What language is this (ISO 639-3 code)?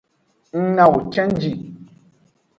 ajg